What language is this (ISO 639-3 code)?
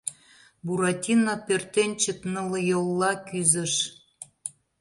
chm